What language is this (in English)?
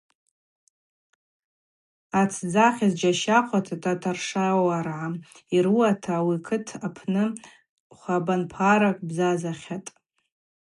Abaza